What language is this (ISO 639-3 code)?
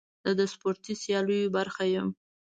pus